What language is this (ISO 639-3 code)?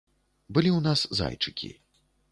bel